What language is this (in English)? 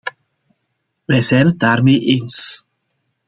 Dutch